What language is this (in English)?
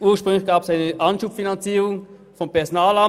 Swiss German